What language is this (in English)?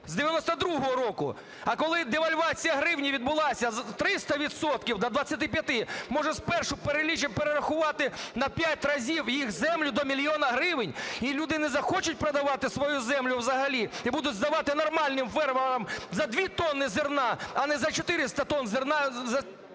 Ukrainian